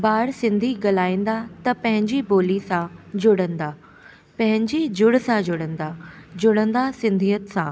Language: Sindhi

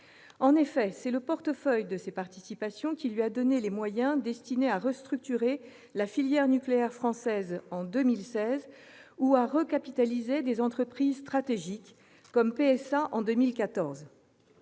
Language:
French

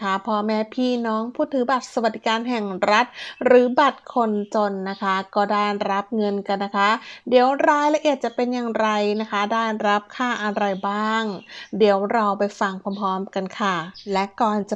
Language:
Thai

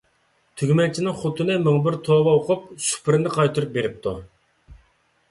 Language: Uyghur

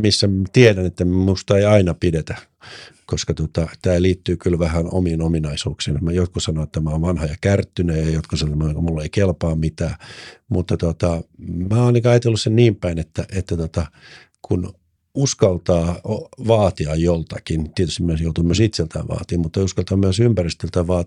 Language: Finnish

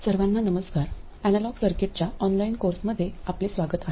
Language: Marathi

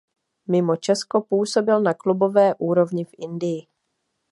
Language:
Czech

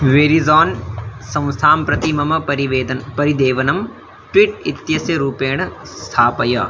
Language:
Sanskrit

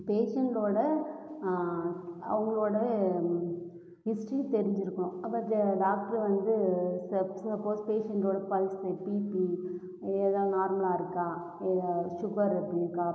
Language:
Tamil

